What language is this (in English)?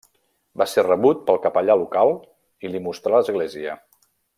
Catalan